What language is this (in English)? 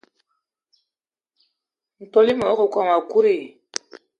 Eton (Cameroon)